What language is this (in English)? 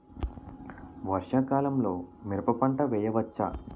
Telugu